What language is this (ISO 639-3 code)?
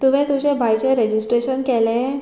kok